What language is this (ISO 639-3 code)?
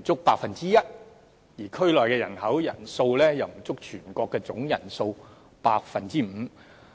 yue